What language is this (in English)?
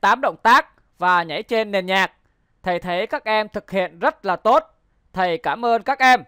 Vietnamese